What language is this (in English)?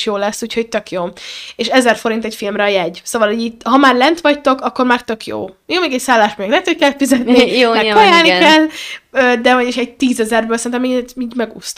Hungarian